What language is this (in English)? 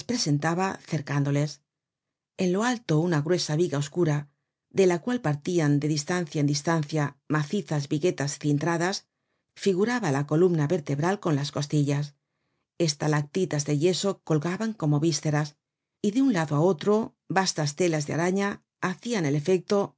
Spanish